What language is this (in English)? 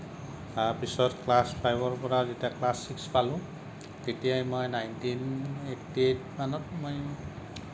Assamese